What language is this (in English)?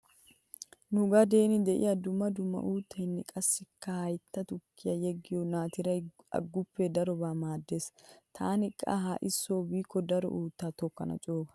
Wolaytta